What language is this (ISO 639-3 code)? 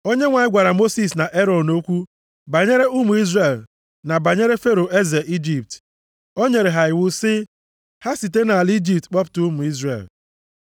ibo